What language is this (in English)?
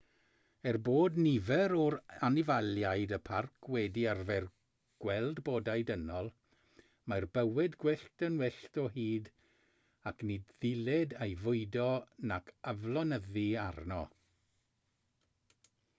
Welsh